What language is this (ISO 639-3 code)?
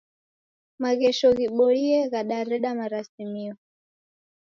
dav